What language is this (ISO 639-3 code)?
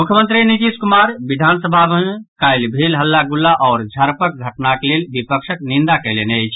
mai